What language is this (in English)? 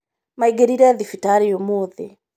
Kikuyu